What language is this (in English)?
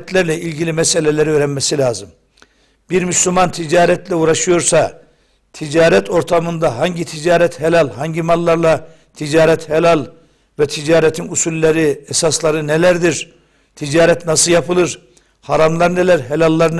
Turkish